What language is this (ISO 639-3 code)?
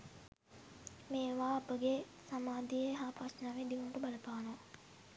sin